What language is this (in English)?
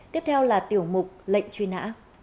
Vietnamese